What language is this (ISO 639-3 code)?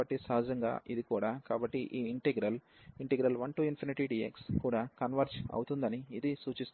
tel